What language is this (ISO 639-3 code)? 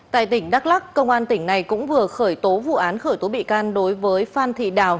vie